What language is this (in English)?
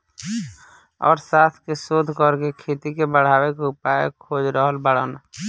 Bhojpuri